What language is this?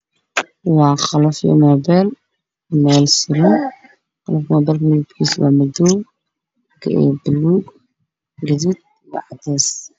Somali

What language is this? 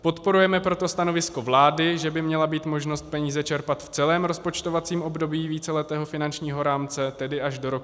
Czech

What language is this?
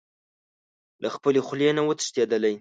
Pashto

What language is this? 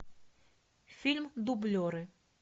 Russian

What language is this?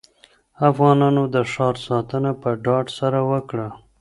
Pashto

